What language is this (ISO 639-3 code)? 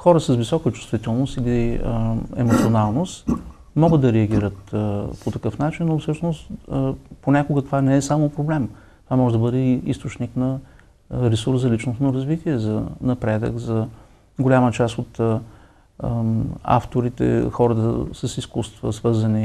bul